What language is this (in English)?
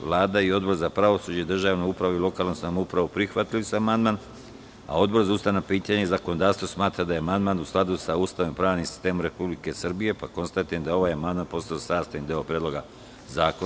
Serbian